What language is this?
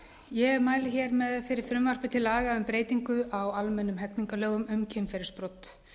Icelandic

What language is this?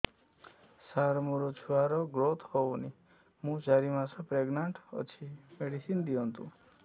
Odia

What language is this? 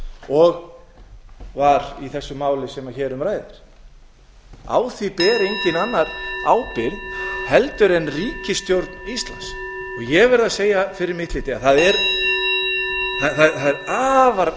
Icelandic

